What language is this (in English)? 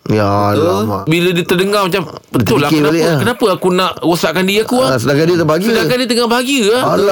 Malay